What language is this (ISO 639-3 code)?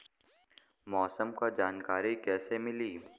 bho